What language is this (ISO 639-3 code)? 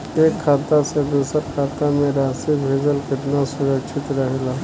bho